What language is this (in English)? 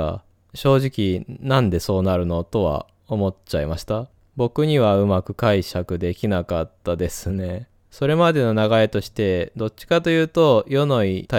Japanese